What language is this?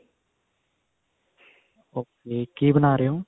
Punjabi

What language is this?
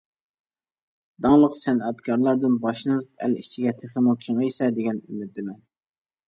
Uyghur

